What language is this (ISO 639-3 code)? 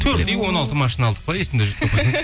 kaz